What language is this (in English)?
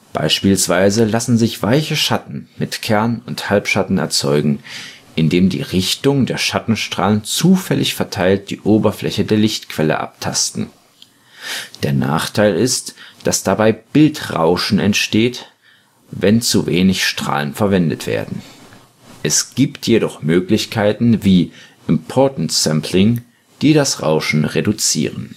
German